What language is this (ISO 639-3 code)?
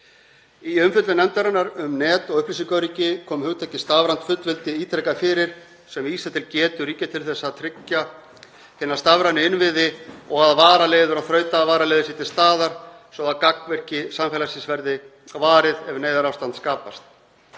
isl